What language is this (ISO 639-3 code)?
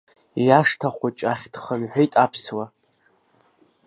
abk